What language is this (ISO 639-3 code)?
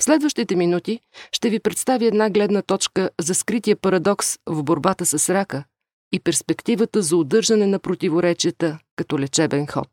bul